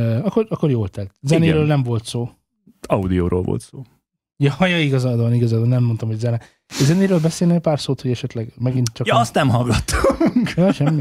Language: Hungarian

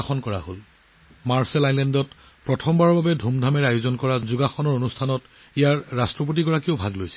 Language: Assamese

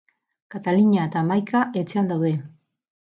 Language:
Basque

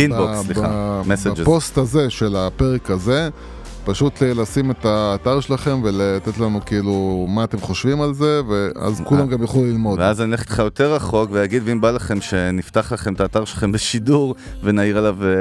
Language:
Hebrew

